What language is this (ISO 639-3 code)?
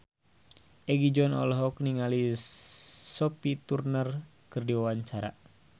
sun